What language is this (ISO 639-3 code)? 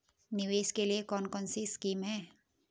hin